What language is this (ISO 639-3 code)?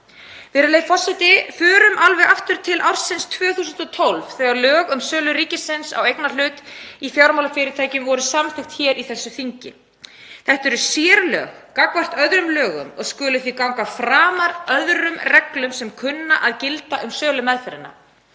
isl